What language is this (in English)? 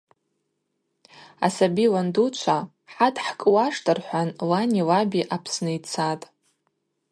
Abaza